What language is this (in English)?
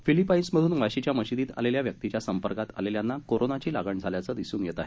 Marathi